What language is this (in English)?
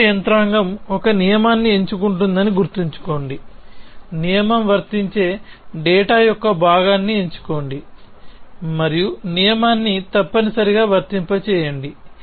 Telugu